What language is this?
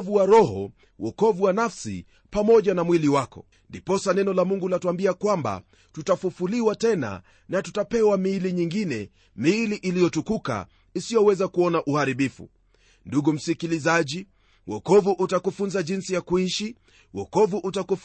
Swahili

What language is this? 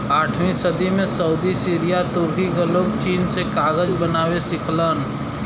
Bhojpuri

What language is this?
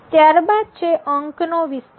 Gujarati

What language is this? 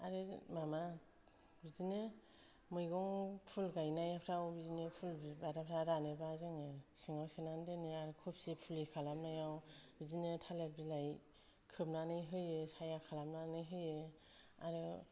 Bodo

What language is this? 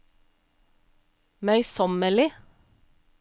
Norwegian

